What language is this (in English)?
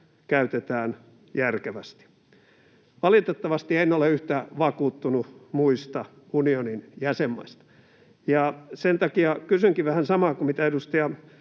Finnish